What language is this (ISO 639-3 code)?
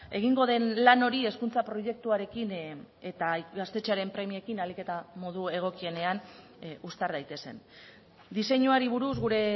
eus